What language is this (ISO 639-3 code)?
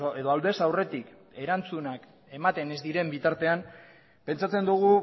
eus